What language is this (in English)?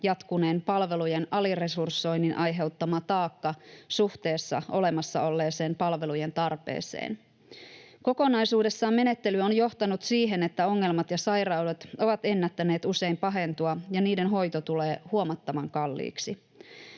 Finnish